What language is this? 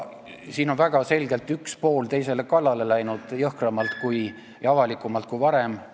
Estonian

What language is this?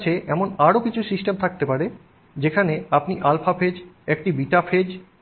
Bangla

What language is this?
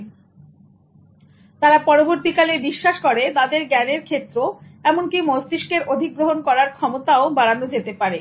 Bangla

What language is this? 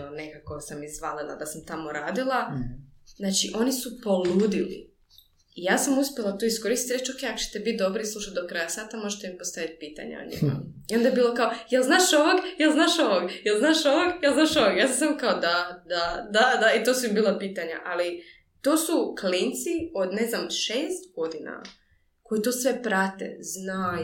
Croatian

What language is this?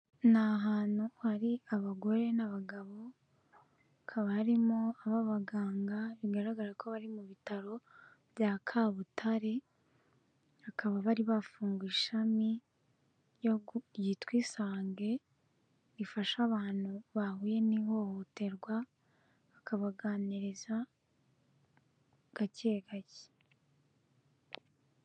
Kinyarwanda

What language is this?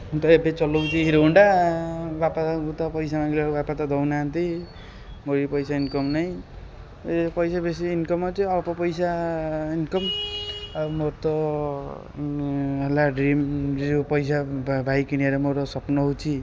Odia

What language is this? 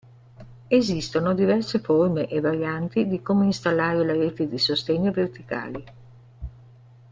Italian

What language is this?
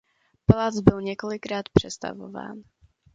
Czech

